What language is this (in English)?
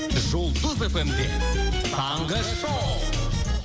Kazakh